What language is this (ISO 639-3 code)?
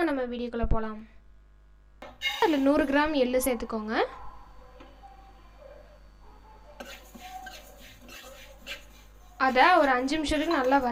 ron